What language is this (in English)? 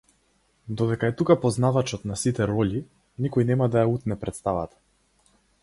Macedonian